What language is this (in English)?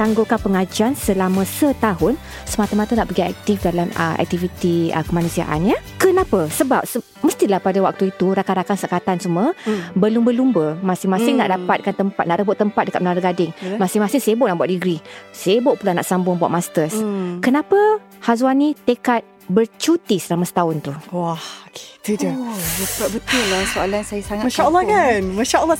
Malay